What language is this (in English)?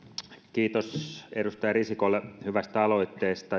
Finnish